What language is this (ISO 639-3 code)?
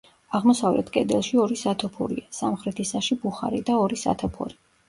kat